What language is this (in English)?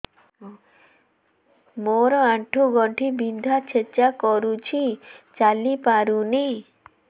Odia